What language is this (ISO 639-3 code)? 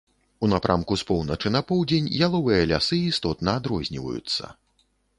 bel